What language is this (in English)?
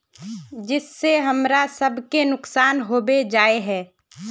Magahi